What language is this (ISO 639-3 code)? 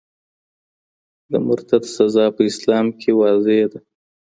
pus